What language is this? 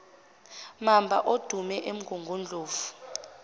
Zulu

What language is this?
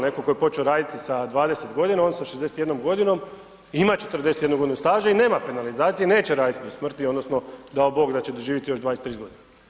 Croatian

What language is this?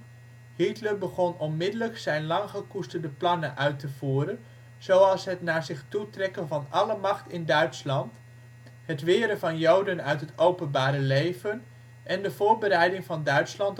Dutch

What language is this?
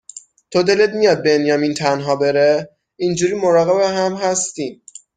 Persian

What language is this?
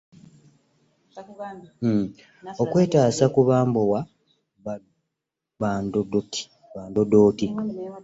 Ganda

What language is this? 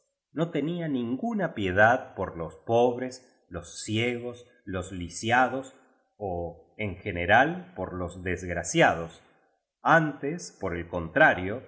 Spanish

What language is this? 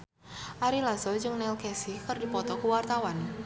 Sundanese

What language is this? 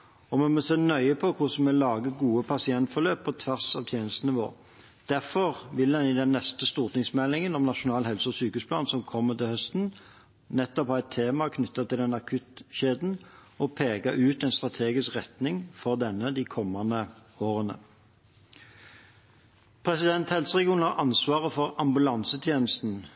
Norwegian Bokmål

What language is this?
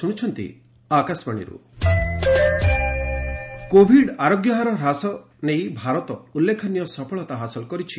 Odia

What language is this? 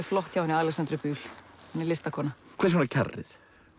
Icelandic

